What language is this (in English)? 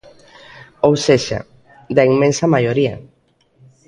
Galician